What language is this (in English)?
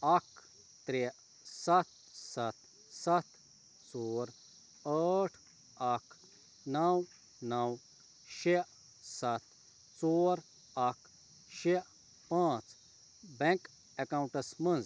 Kashmiri